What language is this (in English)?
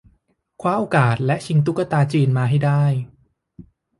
Thai